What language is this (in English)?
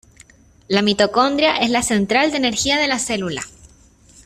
Spanish